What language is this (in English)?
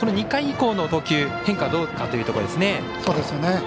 Japanese